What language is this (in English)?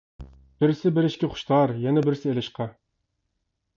Uyghur